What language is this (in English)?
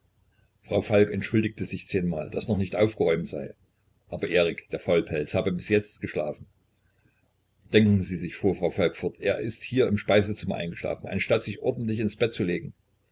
German